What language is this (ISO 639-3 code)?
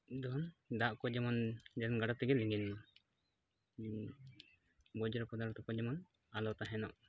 sat